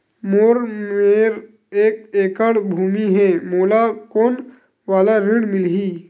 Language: Chhattisgarhi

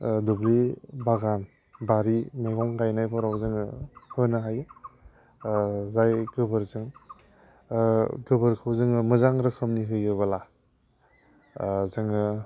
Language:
Bodo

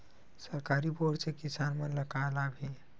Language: Chhattisgarhi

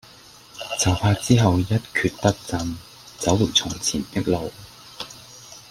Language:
Cantonese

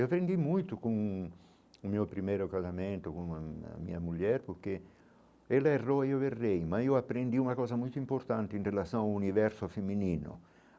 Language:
Portuguese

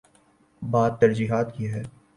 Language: Urdu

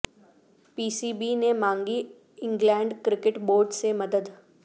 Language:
Urdu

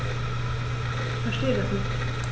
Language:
German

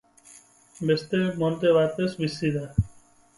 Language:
Basque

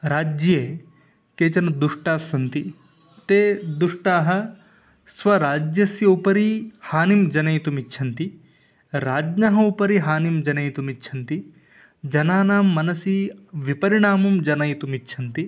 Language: Sanskrit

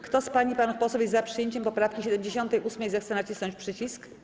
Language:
Polish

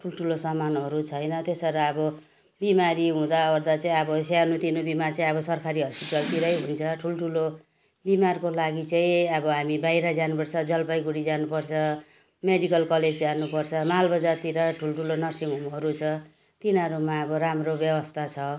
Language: Nepali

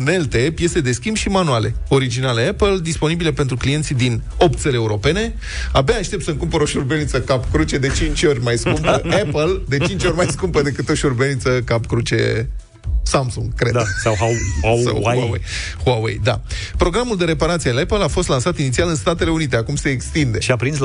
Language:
Romanian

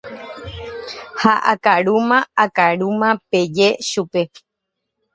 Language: Guarani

